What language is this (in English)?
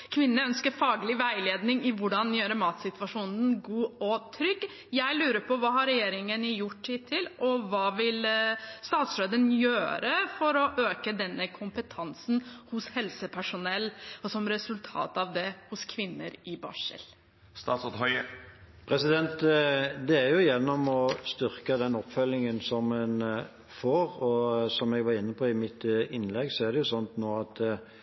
Norwegian Bokmål